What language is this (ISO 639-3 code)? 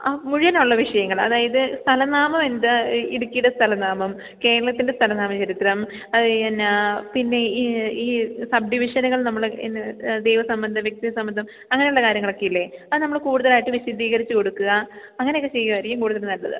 mal